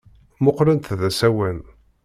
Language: Kabyle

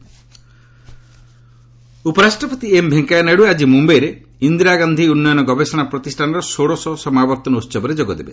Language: Odia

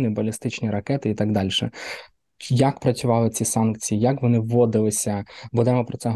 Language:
Ukrainian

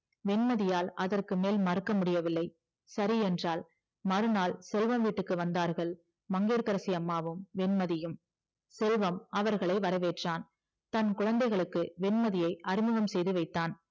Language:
Tamil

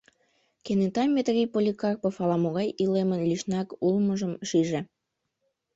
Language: Mari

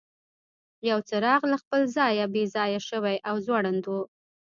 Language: Pashto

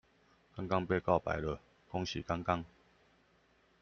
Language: Chinese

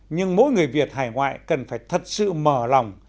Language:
Vietnamese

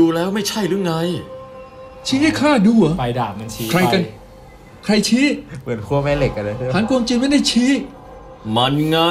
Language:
Thai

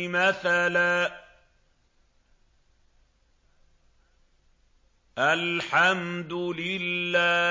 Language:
Arabic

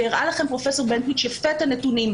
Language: Hebrew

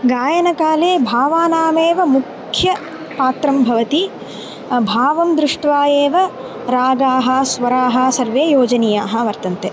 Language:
Sanskrit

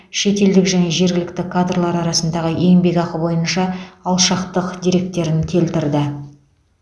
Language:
Kazakh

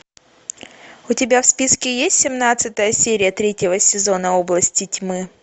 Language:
Russian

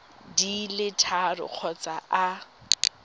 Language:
Tswana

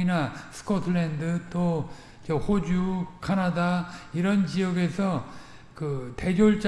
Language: Korean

